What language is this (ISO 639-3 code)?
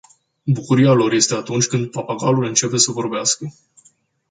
ron